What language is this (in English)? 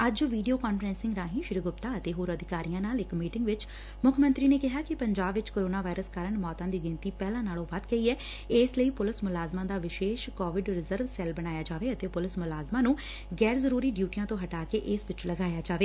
Punjabi